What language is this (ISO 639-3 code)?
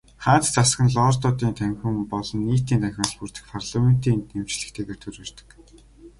mon